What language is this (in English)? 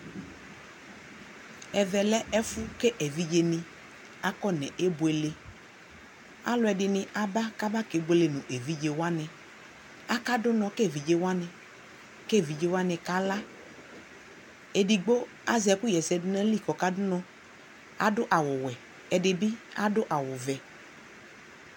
Ikposo